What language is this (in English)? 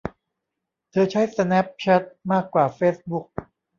Thai